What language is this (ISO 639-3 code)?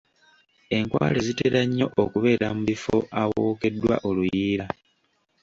lug